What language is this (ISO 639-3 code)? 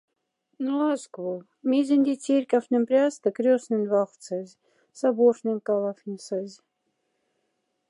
mdf